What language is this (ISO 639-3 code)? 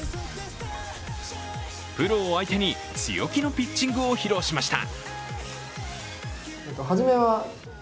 jpn